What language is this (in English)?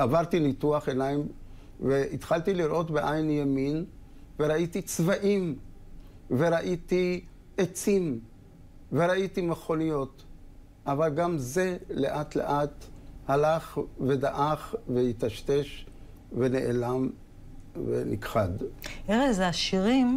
Hebrew